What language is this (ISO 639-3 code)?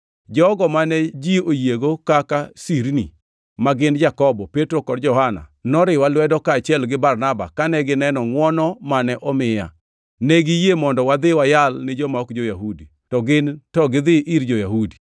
luo